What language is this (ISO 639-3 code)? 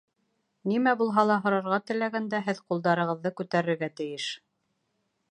bak